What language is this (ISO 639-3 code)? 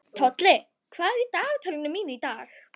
isl